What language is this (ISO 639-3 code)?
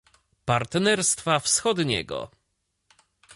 pol